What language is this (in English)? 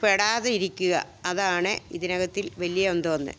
Malayalam